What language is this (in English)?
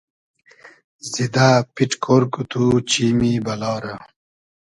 Hazaragi